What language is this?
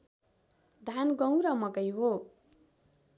Nepali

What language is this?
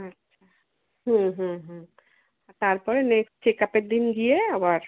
Bangla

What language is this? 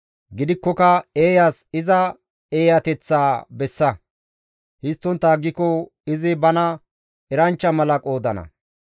Gamo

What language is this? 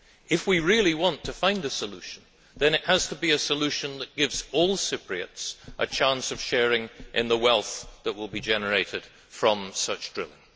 English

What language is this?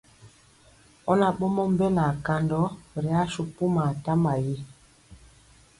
Mpiemo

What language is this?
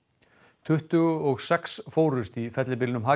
Icelandic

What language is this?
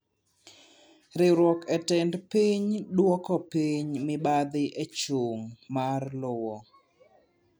Luo (Kenya and Tanzania)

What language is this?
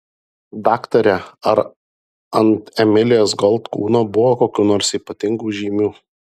Lithuanian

